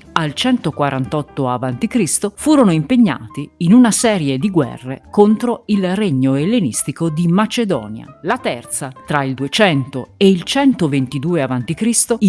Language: Italian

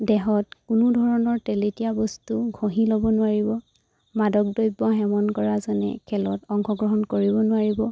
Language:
Assamese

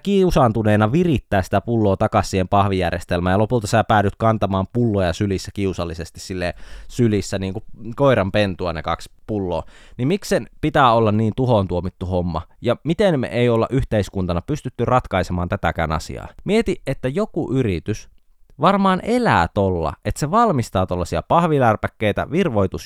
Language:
Finnish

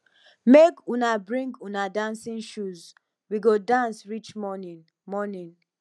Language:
Nigerian Pidgin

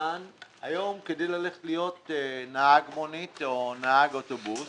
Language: Hebrew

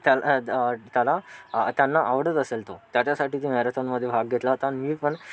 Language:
Marathi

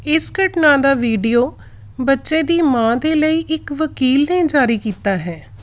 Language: Punjabi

